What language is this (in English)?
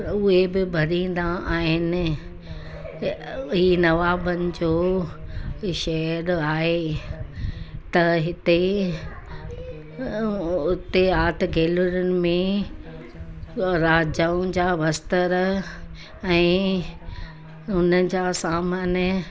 Sindhi